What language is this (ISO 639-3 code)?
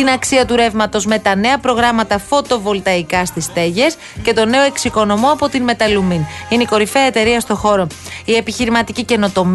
ell